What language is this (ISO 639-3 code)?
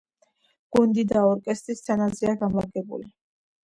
kat